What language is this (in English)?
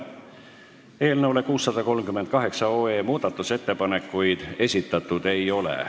Estonian